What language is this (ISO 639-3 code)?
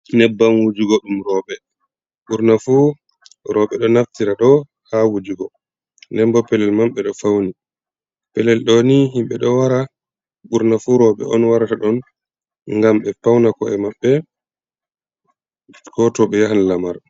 ful